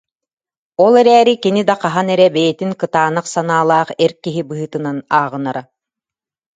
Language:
Yakut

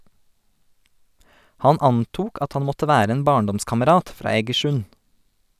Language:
Norwegian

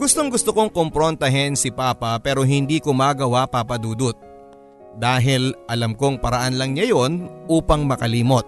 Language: Filipino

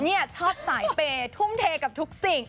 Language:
Thai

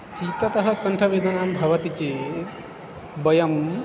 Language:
Sanskrit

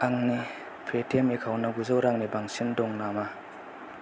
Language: Bodo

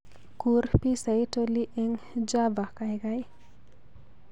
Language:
Kalenjin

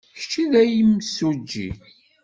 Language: Kabyle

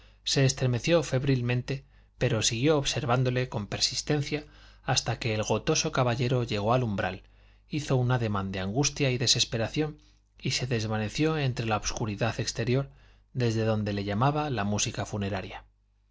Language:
Spanish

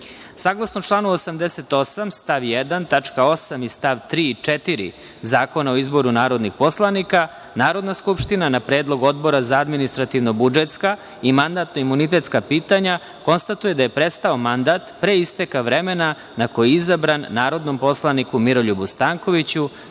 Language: Serbian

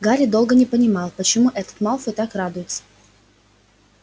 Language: Russian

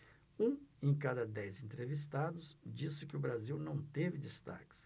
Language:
Portuguese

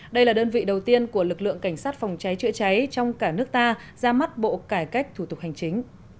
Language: Vietnamese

